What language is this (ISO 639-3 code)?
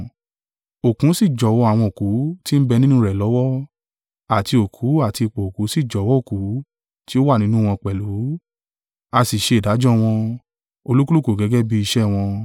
yor